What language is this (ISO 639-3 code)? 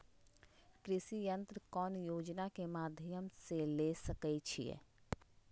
mag